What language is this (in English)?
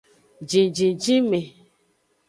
Aja (Benin)